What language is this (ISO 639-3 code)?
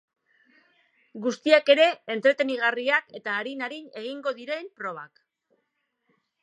eus